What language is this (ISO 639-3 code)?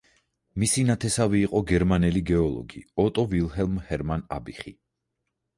kat